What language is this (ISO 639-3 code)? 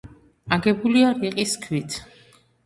kat